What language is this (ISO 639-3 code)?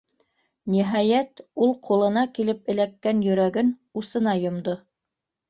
bak